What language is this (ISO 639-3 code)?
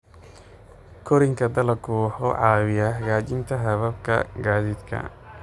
som